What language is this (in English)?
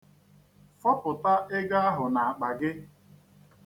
Igbo